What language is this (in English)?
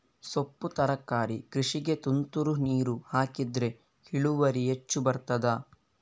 Kannada